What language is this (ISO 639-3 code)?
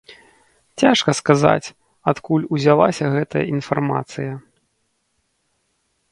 bel